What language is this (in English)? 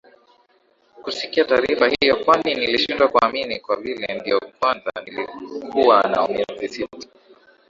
Swahili